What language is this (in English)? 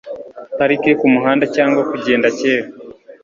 Kinyarwanda